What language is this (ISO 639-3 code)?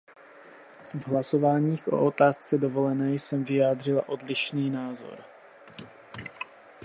ces